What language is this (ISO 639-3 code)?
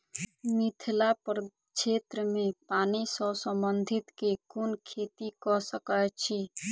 mai